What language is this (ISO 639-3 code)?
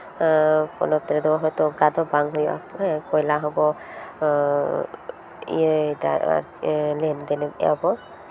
sat